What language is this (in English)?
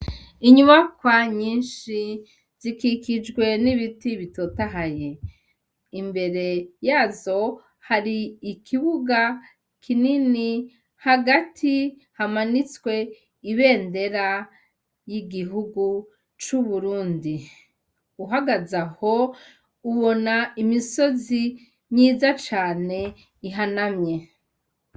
Rundi